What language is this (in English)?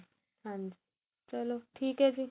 Punjabi